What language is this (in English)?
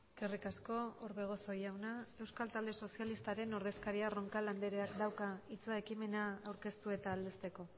Basque